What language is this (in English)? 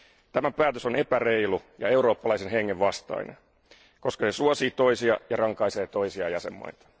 Finnish